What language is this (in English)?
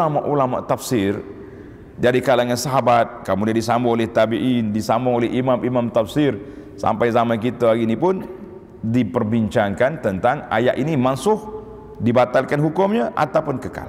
Malay